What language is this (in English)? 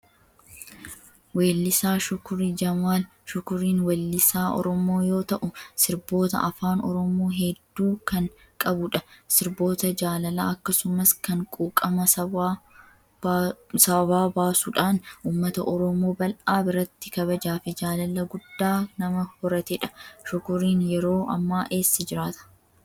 Oromo